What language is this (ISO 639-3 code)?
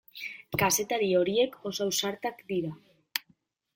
eus